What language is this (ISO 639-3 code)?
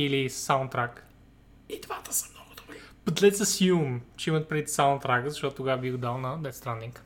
bul